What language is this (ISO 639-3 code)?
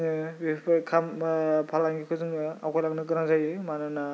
brx